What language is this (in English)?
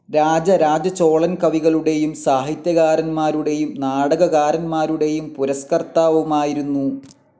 Malayalam